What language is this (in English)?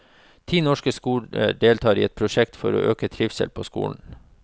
Norwegian